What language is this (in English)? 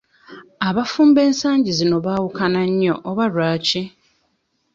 Ganda